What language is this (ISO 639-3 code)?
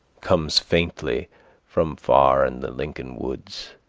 eng